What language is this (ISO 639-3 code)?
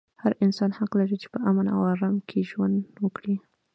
pus